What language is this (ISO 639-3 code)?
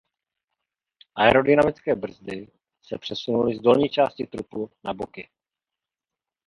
ces